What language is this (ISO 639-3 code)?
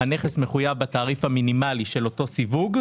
heb